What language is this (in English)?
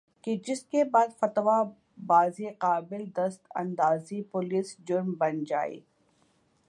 Urdu